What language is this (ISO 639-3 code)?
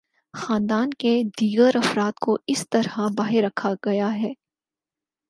urd